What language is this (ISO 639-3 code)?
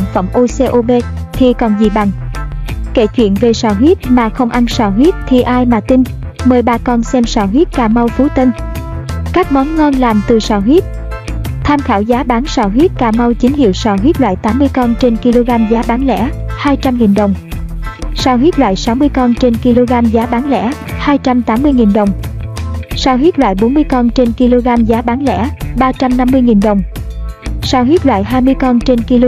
vie